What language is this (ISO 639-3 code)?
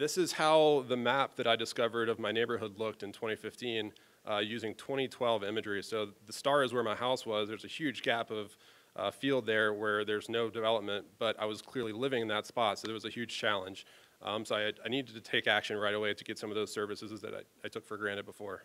eng